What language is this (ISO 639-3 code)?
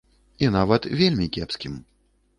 bel